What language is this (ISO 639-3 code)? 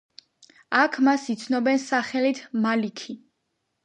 kat